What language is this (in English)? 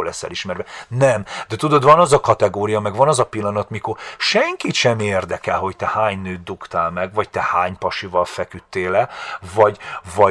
Hungarian